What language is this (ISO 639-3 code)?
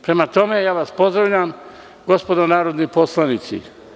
srp